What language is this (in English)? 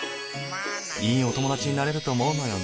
Japanese